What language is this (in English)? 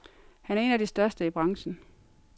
Danish